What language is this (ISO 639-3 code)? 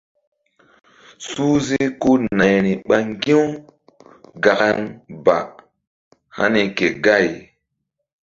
mdd